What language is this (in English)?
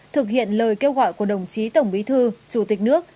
Vietnamese